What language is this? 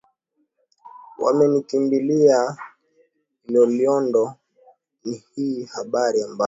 Swahili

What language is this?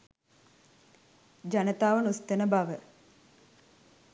Sinhala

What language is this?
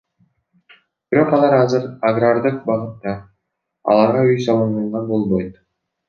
Kyrgyz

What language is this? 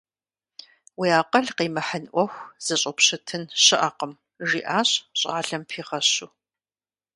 Kabardian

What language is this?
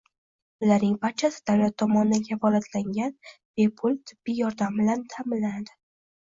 Uzbek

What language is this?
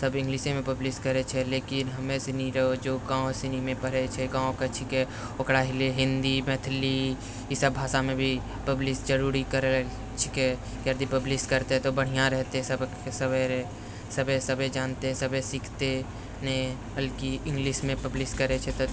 Maithili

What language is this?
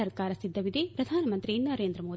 Kannada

